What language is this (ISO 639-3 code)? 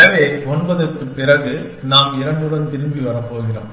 tam